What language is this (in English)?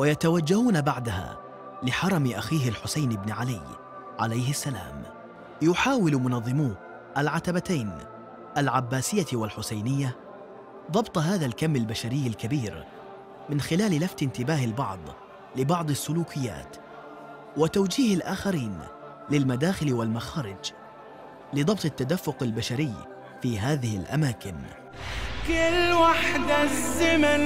Arabic